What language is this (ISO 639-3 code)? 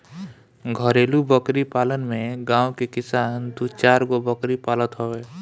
bho